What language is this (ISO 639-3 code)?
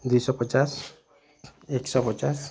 ori